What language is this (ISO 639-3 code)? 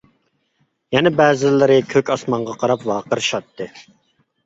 uig